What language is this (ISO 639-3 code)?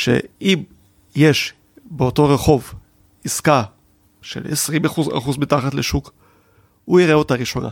heb